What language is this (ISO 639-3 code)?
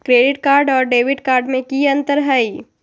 mag